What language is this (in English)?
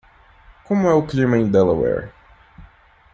Portuguese